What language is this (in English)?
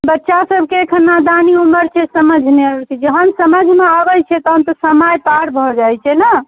Maithili